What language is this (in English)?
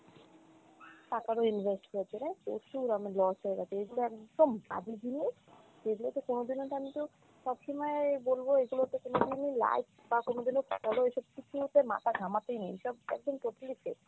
Bangla